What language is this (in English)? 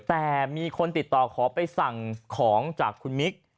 Thai